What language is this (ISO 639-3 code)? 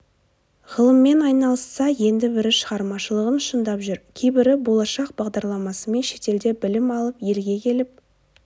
kaz